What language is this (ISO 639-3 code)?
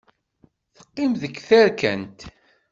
kab